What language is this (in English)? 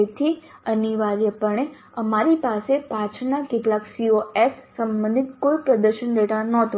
Gujarati